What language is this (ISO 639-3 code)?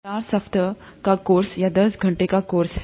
hin